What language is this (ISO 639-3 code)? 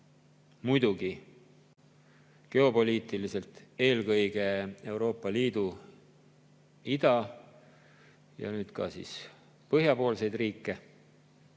est